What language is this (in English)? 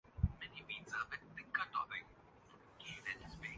Urdu